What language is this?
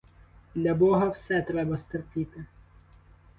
Ukrainian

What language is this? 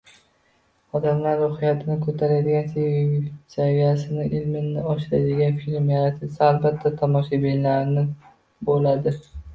Uzbek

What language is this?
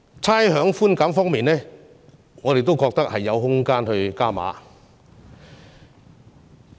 Cantonese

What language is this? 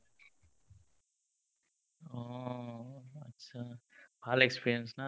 Assamese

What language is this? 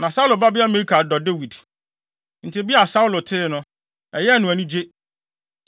Akan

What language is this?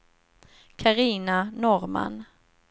Swedish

